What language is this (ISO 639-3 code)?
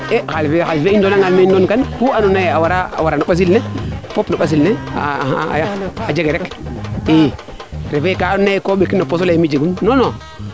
srr